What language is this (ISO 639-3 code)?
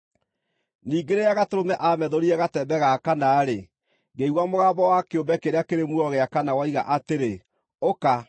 kik